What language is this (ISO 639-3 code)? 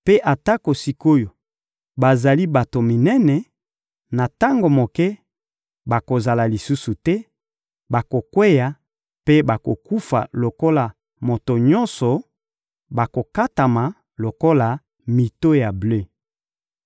lin